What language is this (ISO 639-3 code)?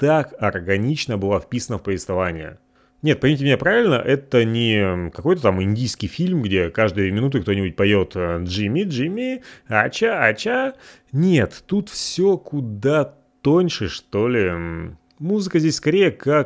rus